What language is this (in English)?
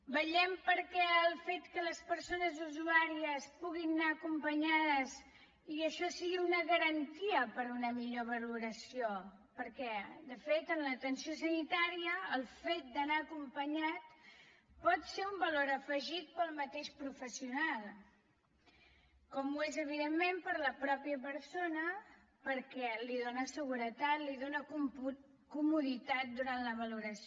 Catalan